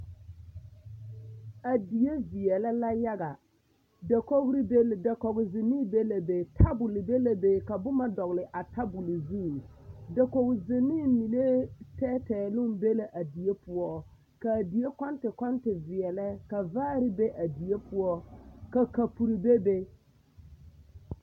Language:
Southern Dagaare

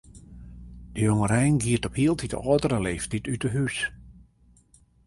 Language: Western Frisian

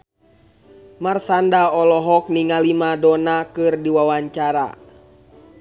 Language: Sundanese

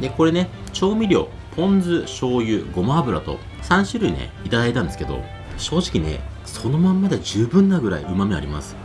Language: Japanese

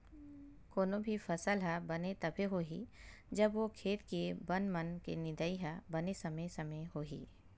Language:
Chhattisgarhi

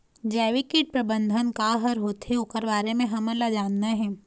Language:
Chhattisgarhi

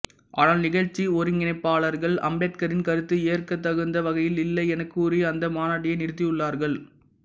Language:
Tamil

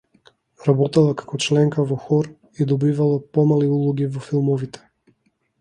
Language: Macedonian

